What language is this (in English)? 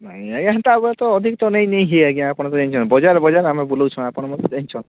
Odia